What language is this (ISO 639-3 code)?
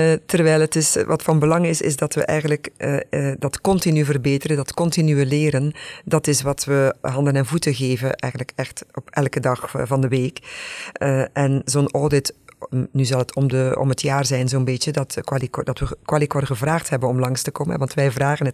nld